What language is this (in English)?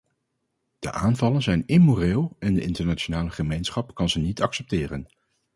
Dutch